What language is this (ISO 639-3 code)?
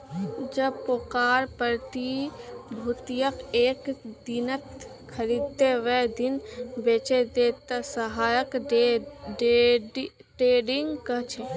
mag